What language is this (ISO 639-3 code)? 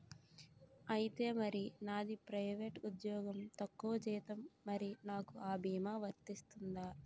tel